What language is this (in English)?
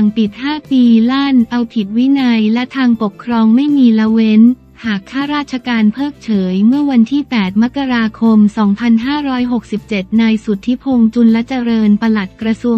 Thai